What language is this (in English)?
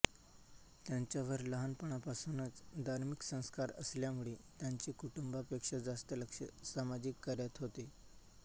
Marathi